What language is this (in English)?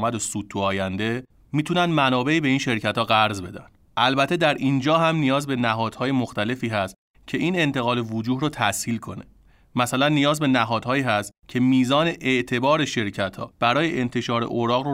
Persian